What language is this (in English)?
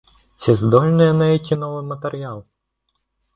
Belarusian